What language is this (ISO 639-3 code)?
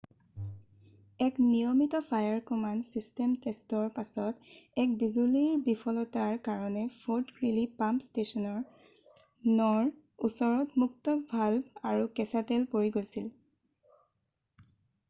asm